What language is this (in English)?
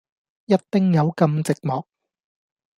Cantonese